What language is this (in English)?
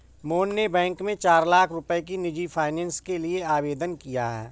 Hindi